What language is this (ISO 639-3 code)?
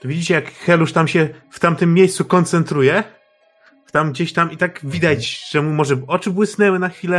pol